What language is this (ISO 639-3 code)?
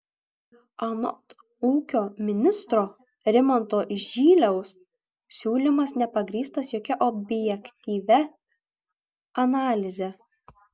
lit